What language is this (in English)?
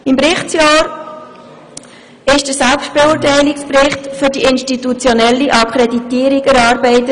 Swiss German